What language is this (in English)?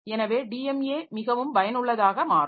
Tamil